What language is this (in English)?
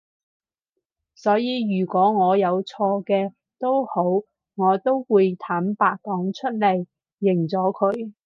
Cantonese